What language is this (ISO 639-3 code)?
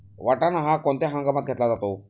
mar